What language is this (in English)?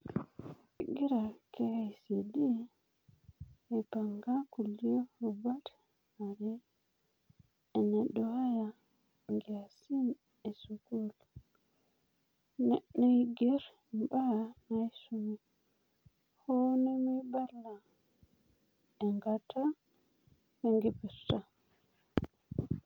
Masai